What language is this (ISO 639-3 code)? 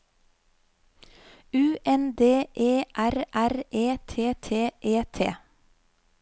nor